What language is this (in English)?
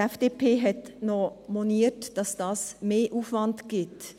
Swiss German